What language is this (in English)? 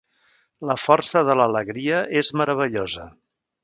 Catalan